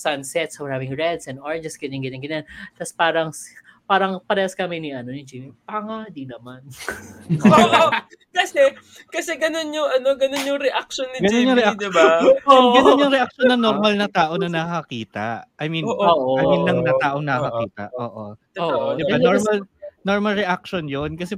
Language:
Filipino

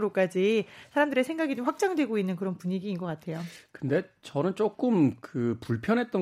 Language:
Korean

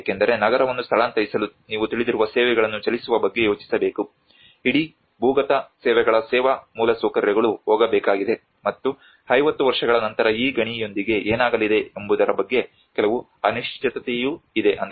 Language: Kannada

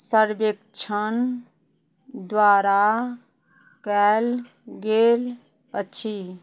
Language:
Maithili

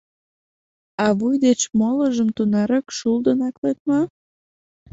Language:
Mari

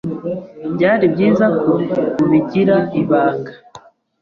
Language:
Kinyarwanda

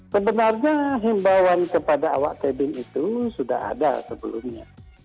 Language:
Indonesian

